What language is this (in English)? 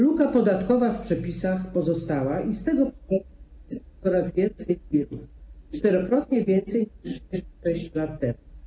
Polish